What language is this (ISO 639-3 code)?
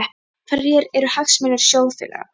isl